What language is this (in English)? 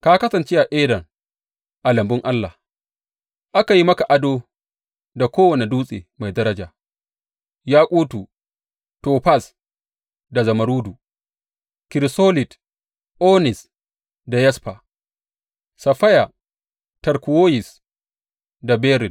Hausa